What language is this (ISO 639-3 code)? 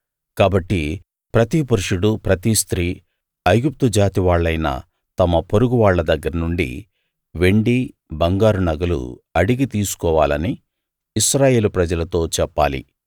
tel